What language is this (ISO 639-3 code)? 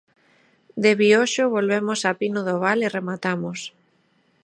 glg